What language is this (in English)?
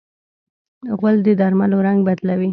Pashto